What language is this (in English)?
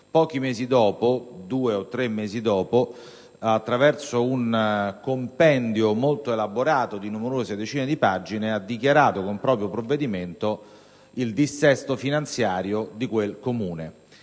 Italian